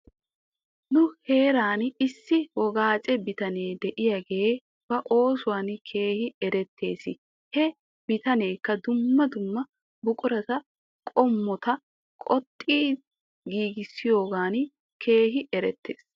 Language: Wolaytta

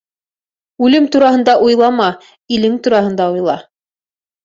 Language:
Bashkir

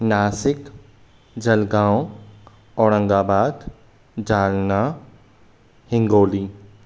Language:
Sindhi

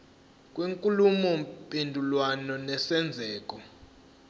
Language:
Zulu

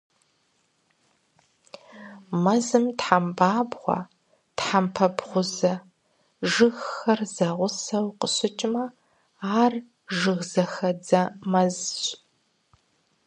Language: Kabardian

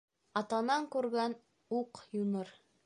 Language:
Bashkir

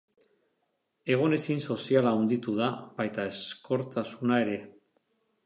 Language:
Basque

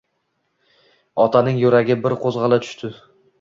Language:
Uzbek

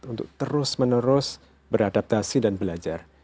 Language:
Indonesian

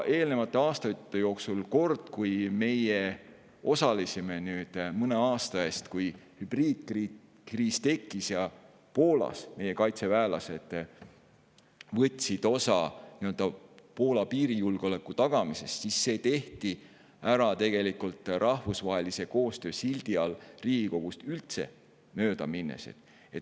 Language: Estonian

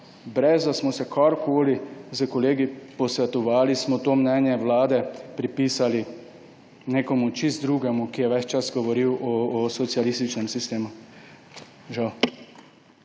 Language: Slovenian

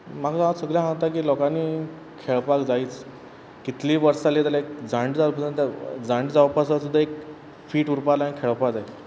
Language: Konkani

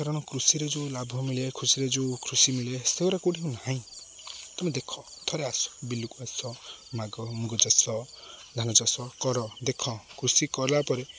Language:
Odia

